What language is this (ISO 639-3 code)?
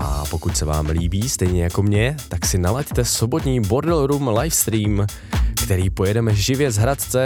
ces